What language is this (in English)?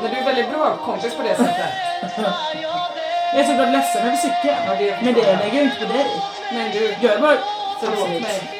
Swedish